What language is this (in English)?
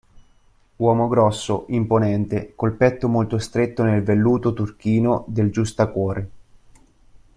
Italian